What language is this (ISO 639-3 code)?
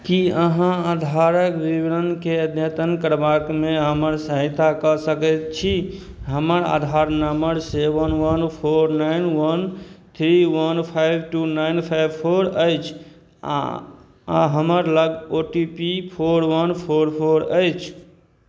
mai